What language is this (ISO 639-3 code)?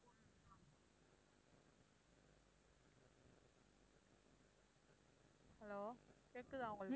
tam